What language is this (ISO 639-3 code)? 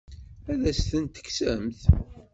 kab